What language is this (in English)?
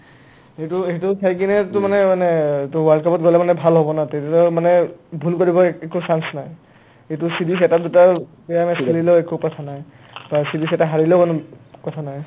Assamese